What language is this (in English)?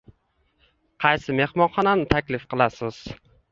Uzbek